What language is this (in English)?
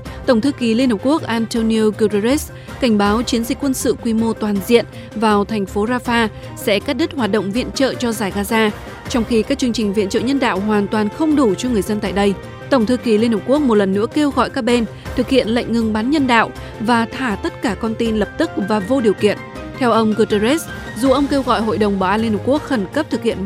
Vietnamese